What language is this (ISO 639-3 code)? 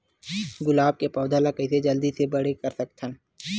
hne